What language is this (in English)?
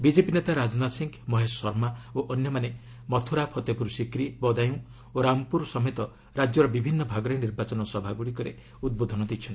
Odia